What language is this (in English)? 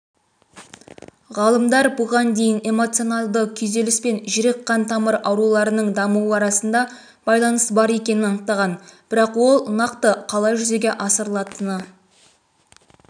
Kazakh